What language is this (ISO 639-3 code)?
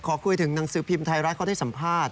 tha